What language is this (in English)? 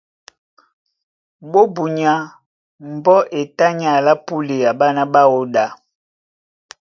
Duala